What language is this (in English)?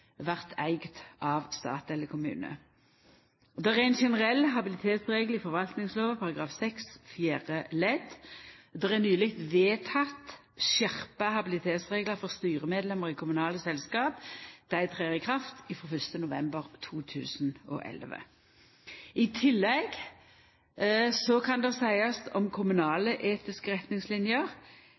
Norwegian Nynorsk